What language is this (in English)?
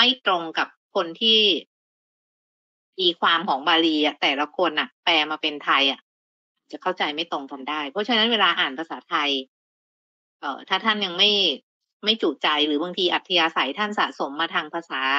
Thai